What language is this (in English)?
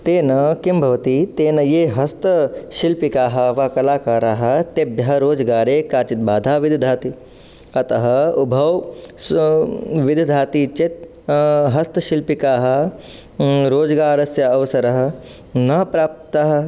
Sanskrit